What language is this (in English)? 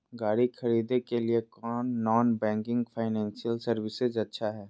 Magahi